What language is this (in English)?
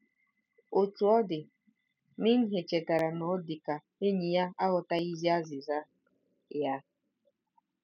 Igbo